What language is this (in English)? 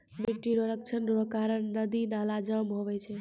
Maithili